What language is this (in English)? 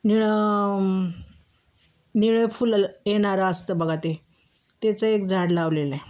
Marathi